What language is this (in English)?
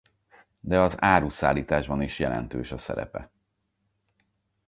Hungarian